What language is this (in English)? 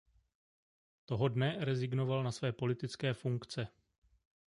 Czech